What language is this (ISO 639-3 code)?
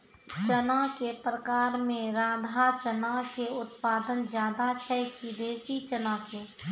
mai